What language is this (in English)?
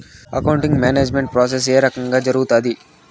Telugu